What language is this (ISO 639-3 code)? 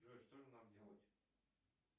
rus